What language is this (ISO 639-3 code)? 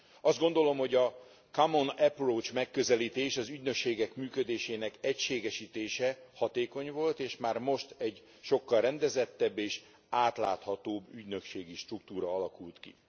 hun